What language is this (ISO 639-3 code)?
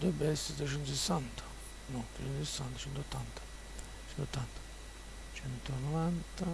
ita